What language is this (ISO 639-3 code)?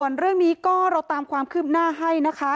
tha